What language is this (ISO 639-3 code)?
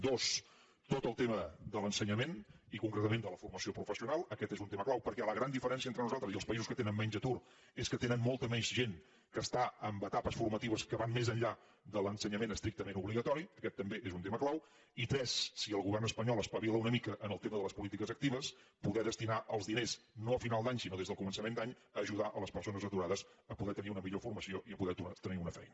cat